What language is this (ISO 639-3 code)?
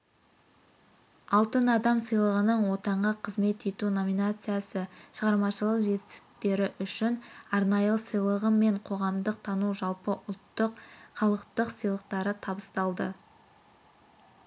kaz